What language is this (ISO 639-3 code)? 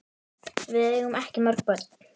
isl